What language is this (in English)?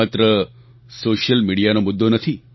Gujarati